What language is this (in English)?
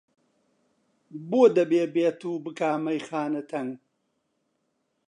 Central Kurdish